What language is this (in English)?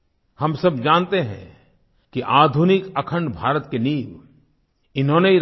Hindi